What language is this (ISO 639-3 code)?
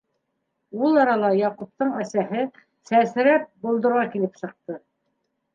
bak